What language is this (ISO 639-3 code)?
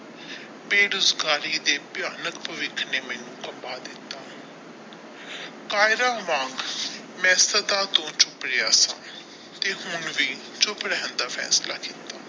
pan